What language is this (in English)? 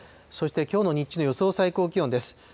Japanese